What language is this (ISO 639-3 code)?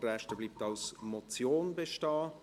gsw